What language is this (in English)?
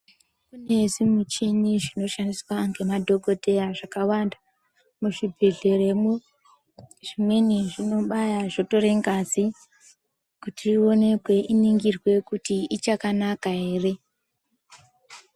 Ndau